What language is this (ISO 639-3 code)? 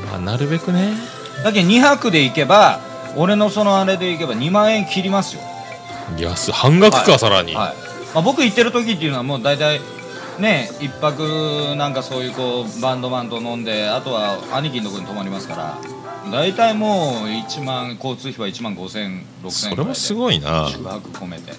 jpn